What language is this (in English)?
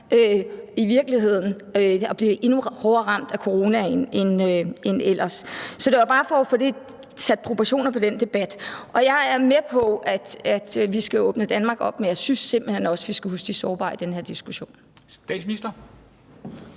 Danish